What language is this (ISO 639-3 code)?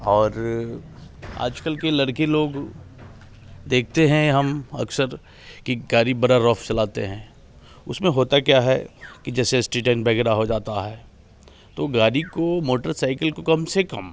hin